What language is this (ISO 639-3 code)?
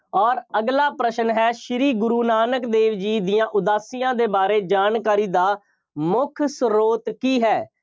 pan